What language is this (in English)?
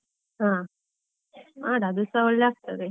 Kannada